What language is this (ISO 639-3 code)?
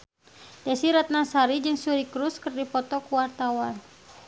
sun